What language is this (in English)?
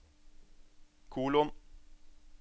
Norwegian